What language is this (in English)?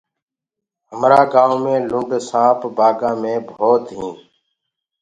Gurgula